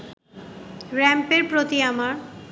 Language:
Bangla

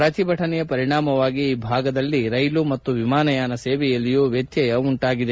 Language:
Kannada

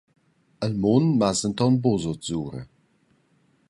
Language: Romansh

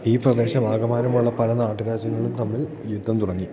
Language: Malayalam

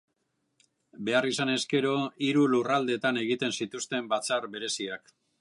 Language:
Basque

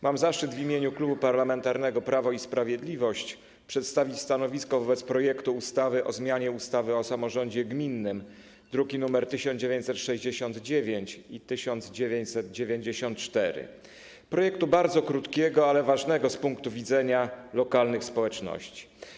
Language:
Polish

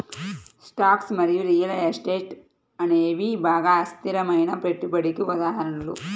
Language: Telugu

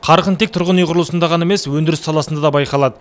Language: Kazakh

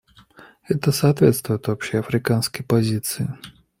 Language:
Russian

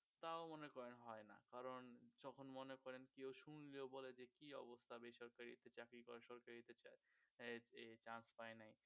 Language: Bangla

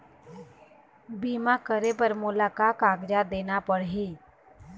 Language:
Chhattisgarhi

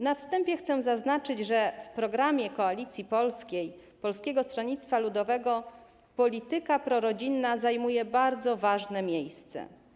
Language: Polish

